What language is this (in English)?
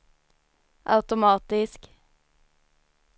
Swedish